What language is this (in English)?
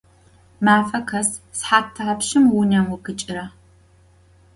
Adyghe